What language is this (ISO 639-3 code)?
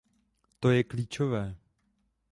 ces